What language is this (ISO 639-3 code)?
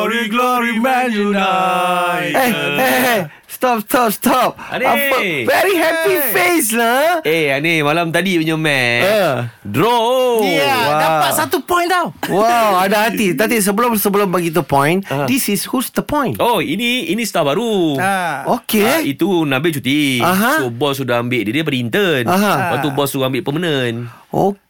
msa